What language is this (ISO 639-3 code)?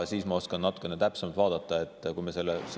est